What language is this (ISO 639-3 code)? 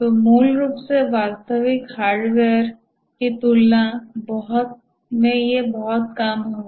hin